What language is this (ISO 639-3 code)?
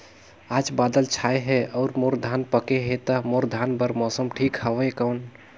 hne